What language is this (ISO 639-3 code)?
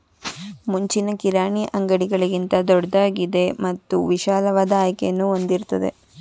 kan